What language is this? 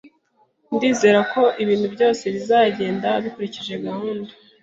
Kinyarwanda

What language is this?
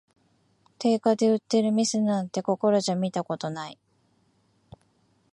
Japanese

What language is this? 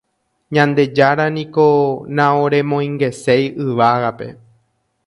Guarani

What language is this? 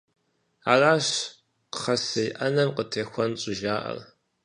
Kabardian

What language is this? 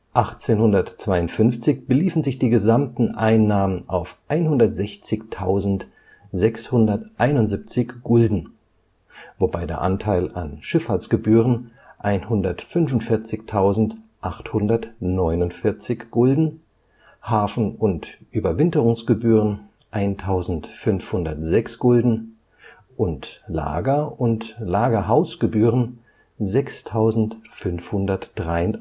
German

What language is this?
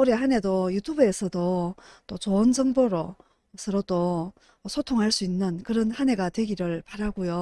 Korean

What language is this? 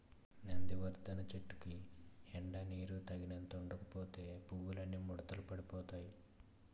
Telugu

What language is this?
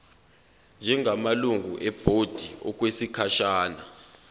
Zulu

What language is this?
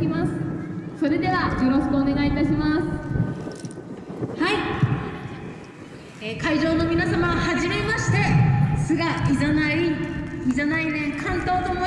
Japanese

